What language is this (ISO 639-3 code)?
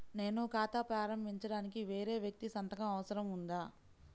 tel